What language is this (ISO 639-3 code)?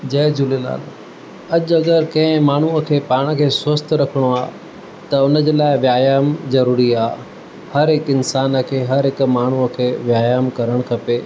snd